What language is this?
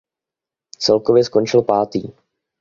Czech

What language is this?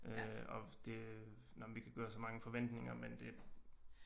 Danish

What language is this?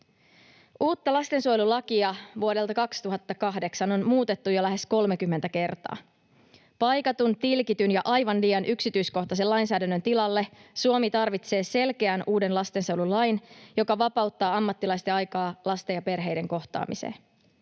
Finnish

